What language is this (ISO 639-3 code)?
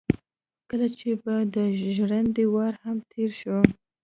pus